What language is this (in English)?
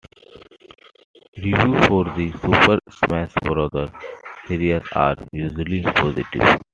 English